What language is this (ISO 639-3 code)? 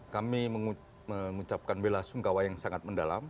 ind